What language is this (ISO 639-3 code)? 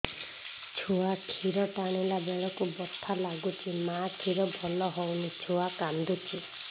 ori